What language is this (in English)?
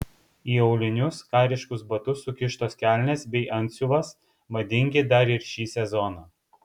Lithuanian